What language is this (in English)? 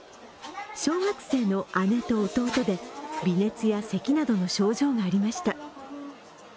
Japanese